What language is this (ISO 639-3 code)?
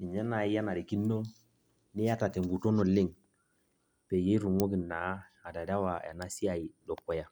mas